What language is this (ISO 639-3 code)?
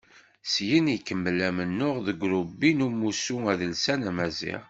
kab